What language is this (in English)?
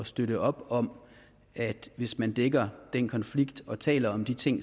Danish